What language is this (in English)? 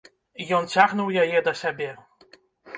Belarusian